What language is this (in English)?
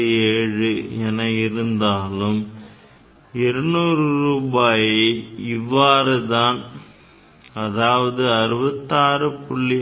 Tamil